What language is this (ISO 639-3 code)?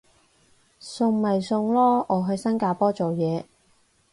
yue